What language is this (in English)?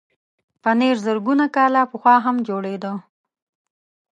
Pashto